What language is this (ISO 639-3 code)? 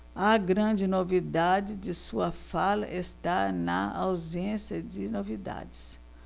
por